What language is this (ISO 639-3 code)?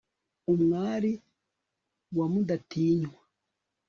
kin